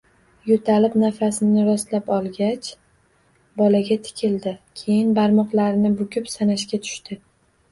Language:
Uzbek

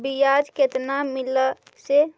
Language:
Magahi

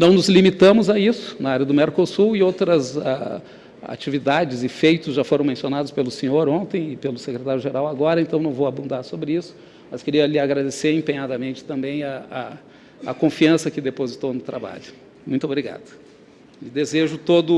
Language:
Portuguese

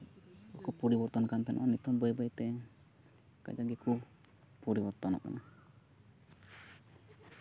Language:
Santali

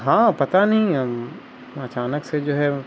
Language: Urdu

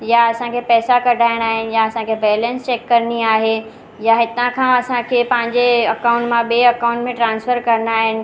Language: Sindhi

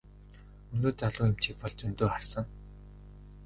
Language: Mongolian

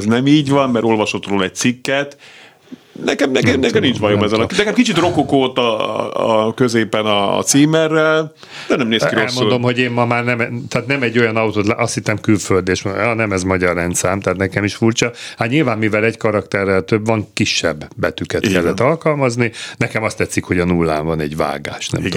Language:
Hungarian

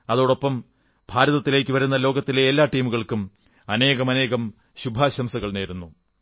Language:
Malayalam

